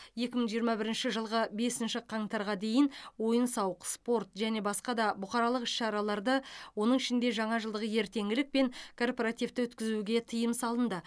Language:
Kazakh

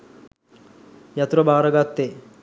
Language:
Sinhala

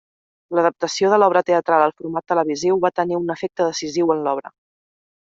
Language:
Catalan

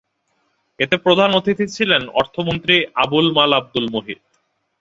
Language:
Bangla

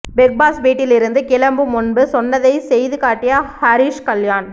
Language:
Tamil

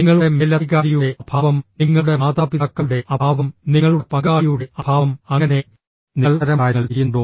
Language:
Malayalam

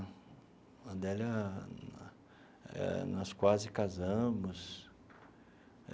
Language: Portuguese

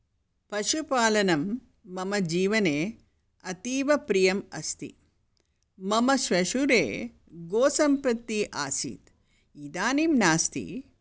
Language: Sanskrit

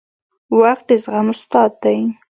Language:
Pashto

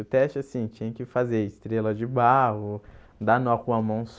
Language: Portuguese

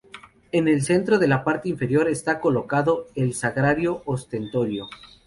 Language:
Spanish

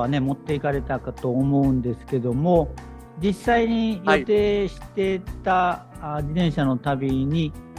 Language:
Japanese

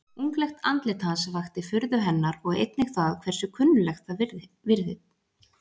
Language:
Icelandic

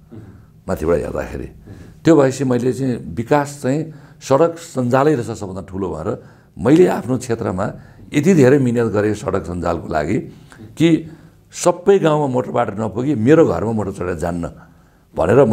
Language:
Romanian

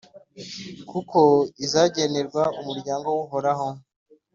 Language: Kinyarwanda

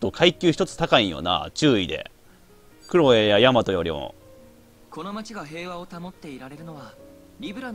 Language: Japanese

